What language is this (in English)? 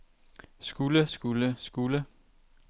Danish